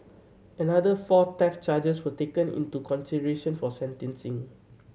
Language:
English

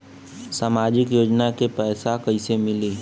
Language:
Bhojpuri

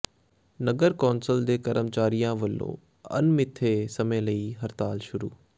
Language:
Punjabi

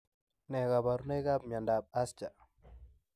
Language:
Kalenjin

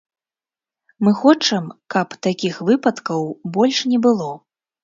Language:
Belarusian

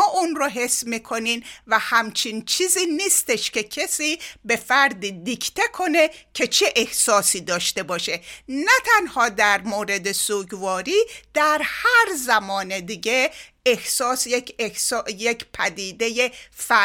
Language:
Persian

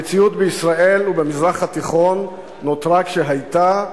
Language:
Hebrew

